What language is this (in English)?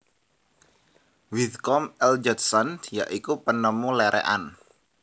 Javanese